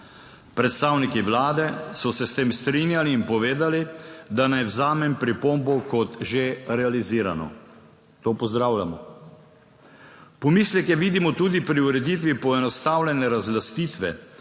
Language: Slovenian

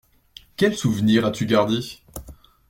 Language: French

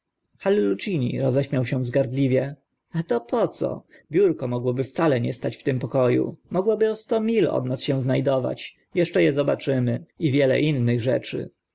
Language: Polish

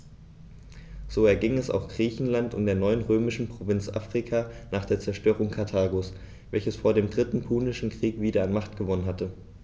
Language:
German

